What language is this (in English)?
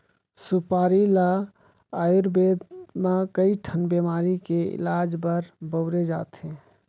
Chhattisgarhi